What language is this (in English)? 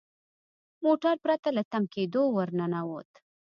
Pashto